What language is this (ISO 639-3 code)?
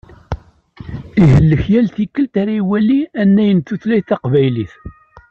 kab